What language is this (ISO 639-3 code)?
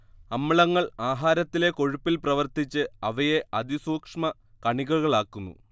mal